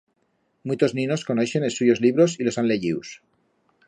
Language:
Aragonese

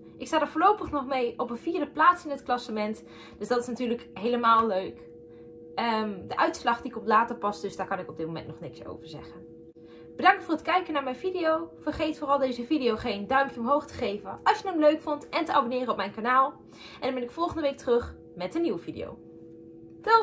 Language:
Dutch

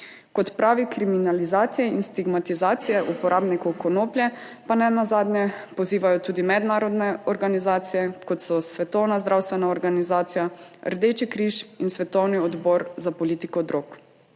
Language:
Slovenian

